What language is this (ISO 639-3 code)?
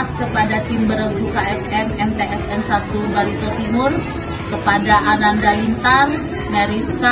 ind